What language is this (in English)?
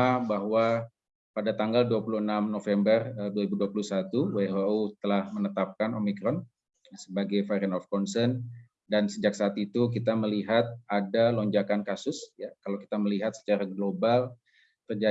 Indonesian